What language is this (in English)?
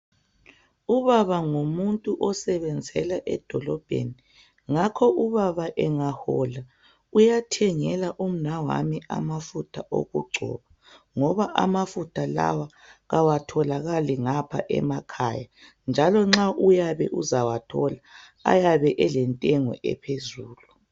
North Ndebele